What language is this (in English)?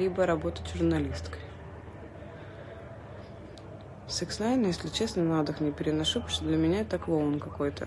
Russian